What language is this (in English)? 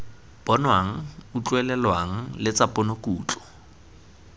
Tswana